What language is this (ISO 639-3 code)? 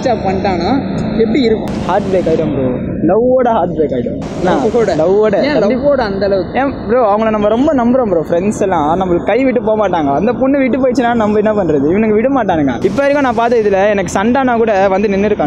ron